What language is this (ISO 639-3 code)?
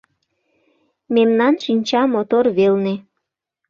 chm